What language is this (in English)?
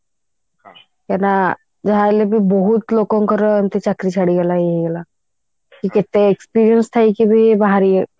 Odia